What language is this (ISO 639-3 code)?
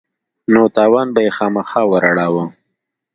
pus